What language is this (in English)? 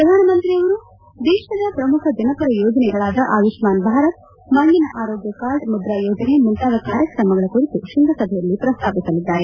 Kannada